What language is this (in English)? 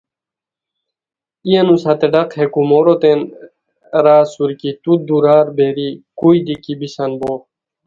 Khowar